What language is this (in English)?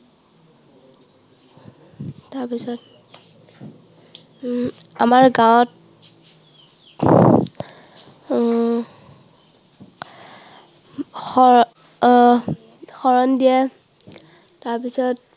Assamese